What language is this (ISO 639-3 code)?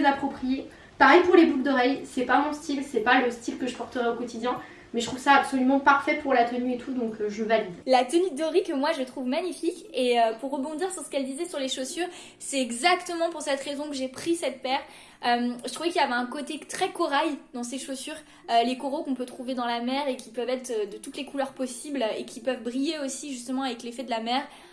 fra